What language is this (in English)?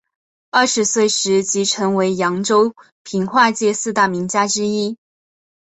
Chinese